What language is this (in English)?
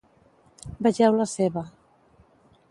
Catalan